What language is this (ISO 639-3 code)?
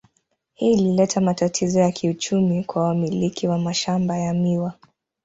swa